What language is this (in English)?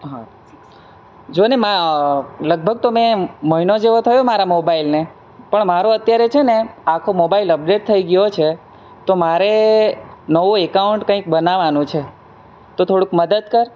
Gujarati